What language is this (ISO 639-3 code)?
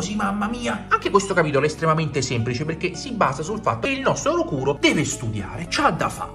ita